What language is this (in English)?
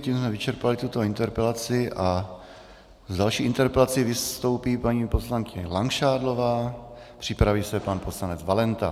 Czech